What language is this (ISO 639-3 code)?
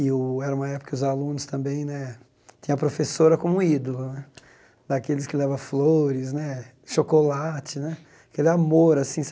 por